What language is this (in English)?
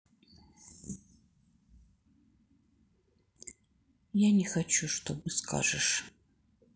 Russian